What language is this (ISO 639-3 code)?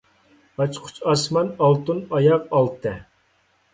uig